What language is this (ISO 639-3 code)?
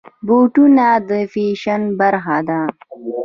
pus